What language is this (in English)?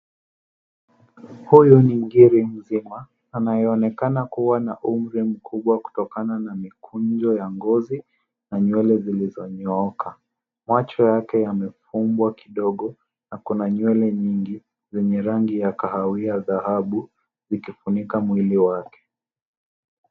Swahili